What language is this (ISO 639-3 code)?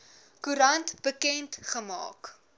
afr